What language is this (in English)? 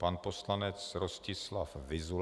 Czech